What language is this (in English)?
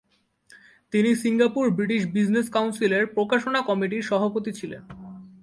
Bangla